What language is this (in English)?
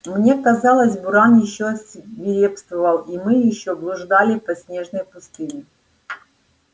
Russian